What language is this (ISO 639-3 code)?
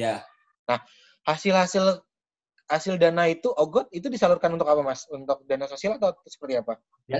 ind